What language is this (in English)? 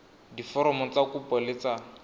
Tswana